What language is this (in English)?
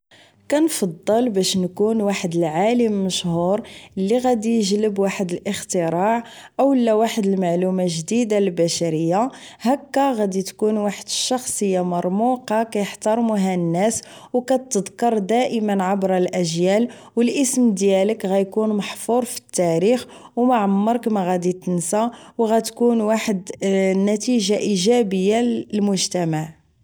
Moroccan Arabic